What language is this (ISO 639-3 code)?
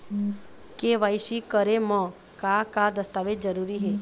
hne